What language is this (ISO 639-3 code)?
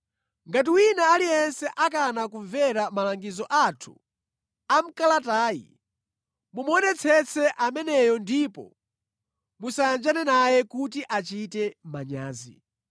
nya